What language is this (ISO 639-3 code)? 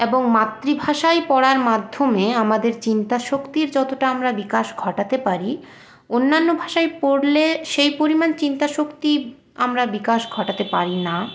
ben